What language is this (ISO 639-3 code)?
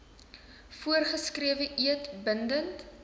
afr